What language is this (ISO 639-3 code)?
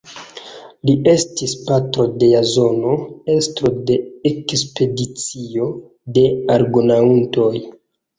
epo